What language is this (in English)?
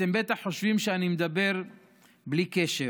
Hebrew